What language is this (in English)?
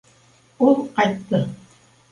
Bashkir